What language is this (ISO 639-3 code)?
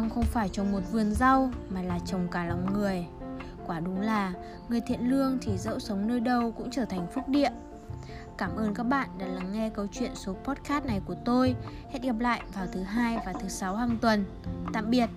vie